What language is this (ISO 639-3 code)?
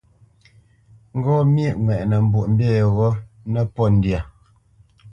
bce